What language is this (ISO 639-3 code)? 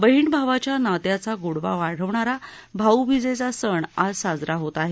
mar